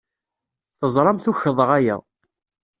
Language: Kabyle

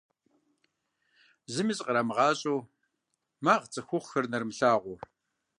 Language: Kabardian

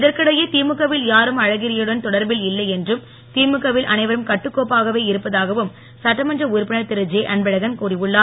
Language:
Tamil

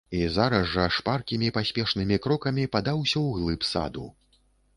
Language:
Belarusian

